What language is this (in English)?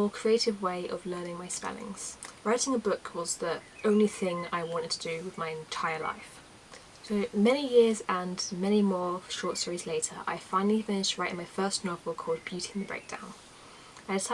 English